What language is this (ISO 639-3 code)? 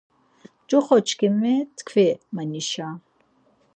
lzz